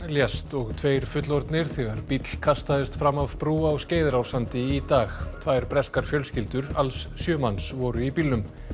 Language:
Icelandic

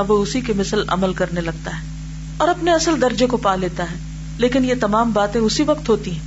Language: Urdu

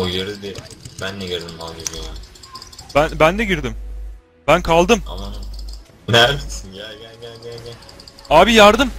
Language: Turkish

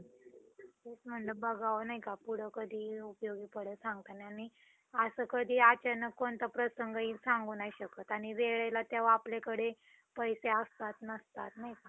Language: Marathi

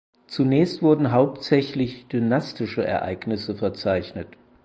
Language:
German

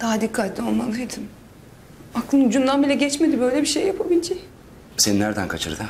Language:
Turkish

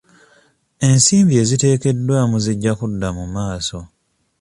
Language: Ganda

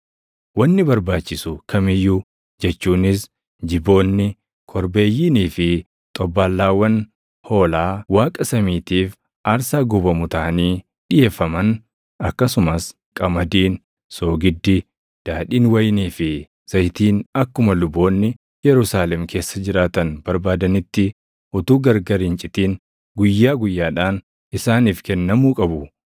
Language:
Oromo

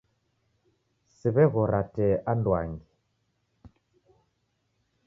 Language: Taita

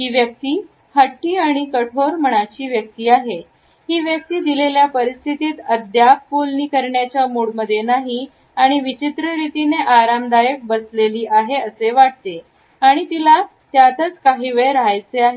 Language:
Marathi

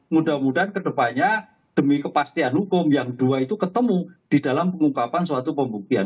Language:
Indonesian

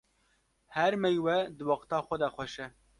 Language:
Kurdish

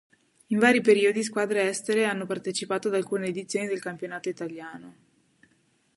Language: Italian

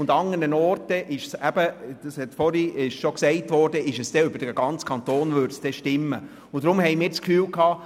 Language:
Swiss German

